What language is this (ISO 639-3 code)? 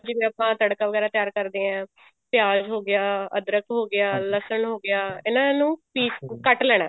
pan